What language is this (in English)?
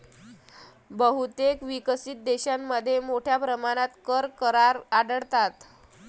Marathi